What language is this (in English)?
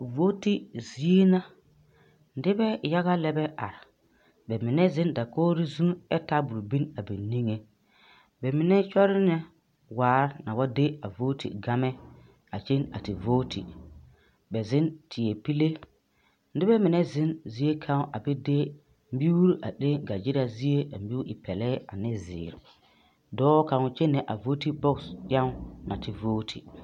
Southern Dagaare